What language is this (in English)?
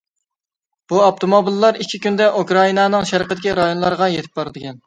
Uyghur